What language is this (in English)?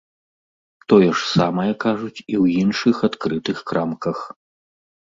Belarusian